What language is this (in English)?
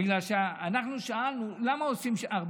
Hebrew